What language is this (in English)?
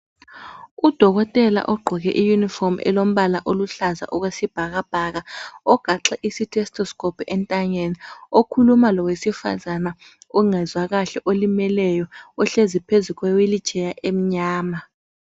North Ndebele